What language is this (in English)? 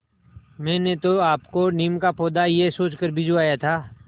Hindi